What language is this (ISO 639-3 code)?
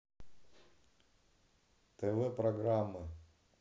rus